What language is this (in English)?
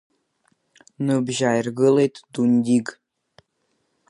Abkhazian